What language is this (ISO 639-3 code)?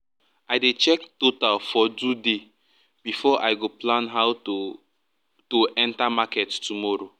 pcm